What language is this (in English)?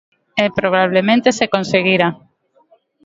Galician